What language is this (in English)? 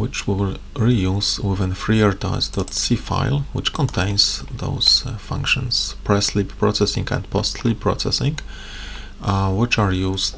English